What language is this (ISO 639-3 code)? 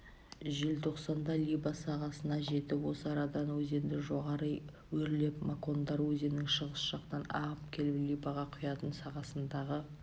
kaz